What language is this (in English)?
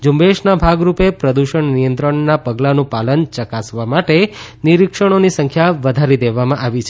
Gujarati